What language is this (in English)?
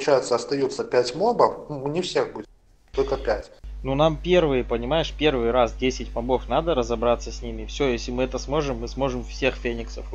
Russian